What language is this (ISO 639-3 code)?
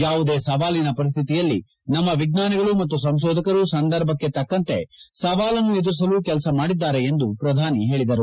kan